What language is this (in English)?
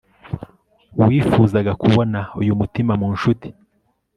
Kinyarwanda